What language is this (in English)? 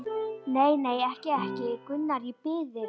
Icelandic